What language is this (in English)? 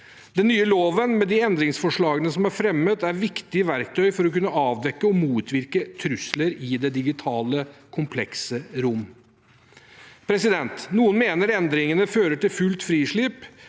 Norwegian